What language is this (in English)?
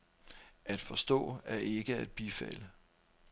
Danish